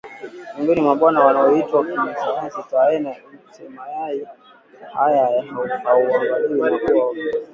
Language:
Swahili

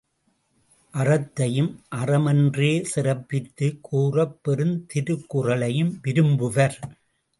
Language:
Tamil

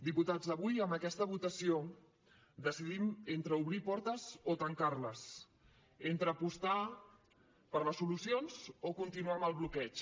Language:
Catalan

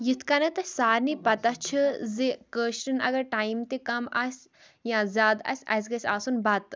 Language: Kashmiri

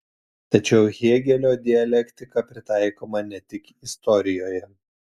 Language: Lithuanian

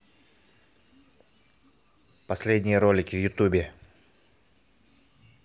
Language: Russian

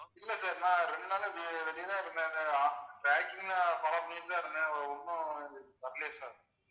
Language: Tamil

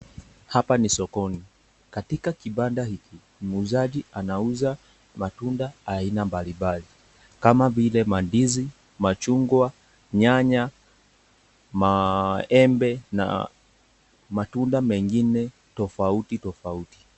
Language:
Swahili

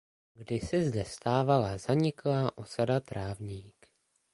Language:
Czech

